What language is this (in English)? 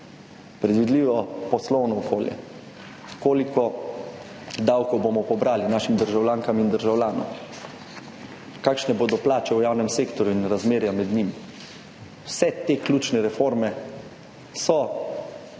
Slovenian